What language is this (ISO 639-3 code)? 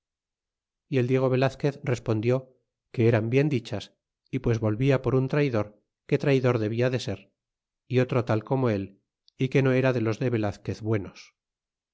spa